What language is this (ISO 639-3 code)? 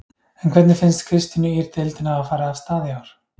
isl